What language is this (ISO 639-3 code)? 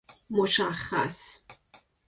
fas